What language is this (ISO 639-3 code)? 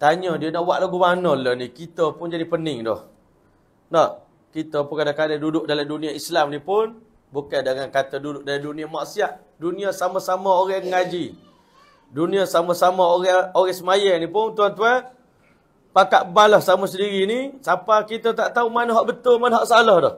msa